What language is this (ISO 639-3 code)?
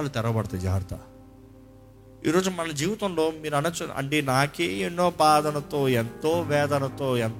tel